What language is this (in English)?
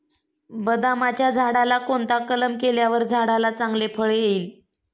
Marathi